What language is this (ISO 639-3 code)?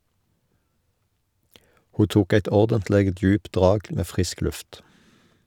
nor